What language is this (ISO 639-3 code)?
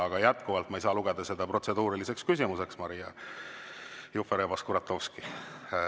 est